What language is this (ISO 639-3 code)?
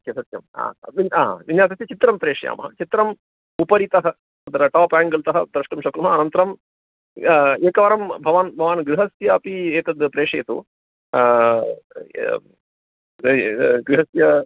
san